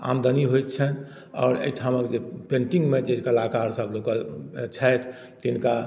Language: Maithili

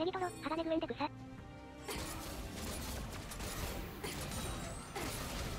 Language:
Japanese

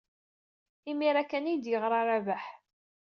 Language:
Kabyle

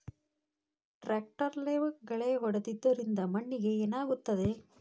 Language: Kannada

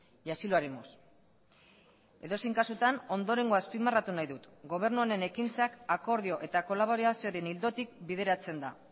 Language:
Basque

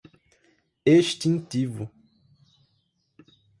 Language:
Portuguese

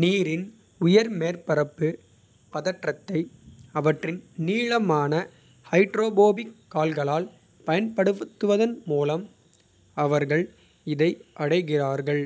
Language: Kota (India)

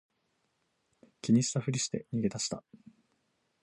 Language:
Japanese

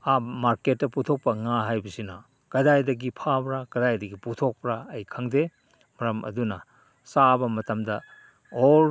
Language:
Manipuri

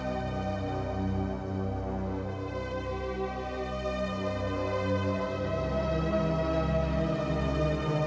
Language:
Indonesian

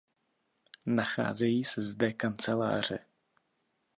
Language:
Czech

